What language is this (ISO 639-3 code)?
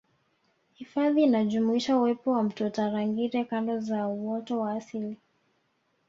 swa